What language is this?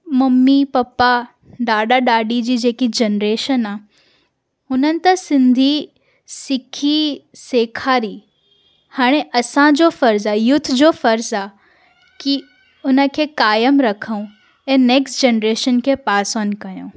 Sindhi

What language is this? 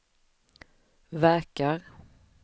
Swedish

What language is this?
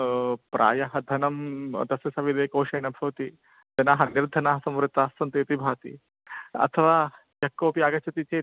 Sanskrit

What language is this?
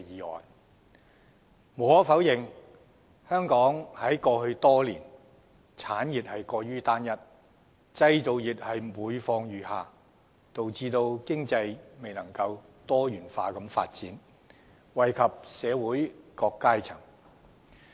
Cantonese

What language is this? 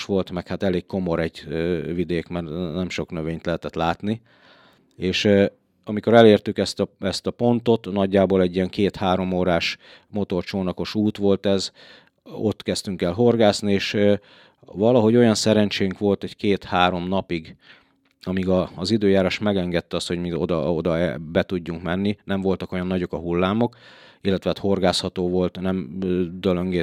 Hungarian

